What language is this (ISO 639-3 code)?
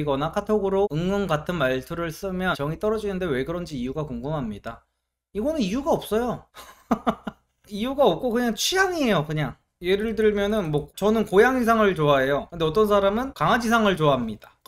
kor